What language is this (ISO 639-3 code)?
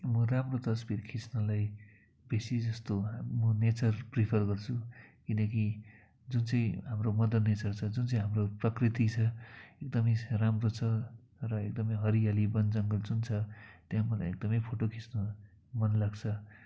nep